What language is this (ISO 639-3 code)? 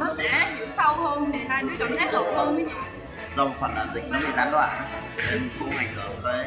vie